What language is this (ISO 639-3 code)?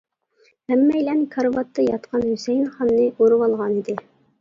uig